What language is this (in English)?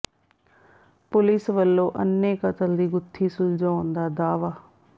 Punjabi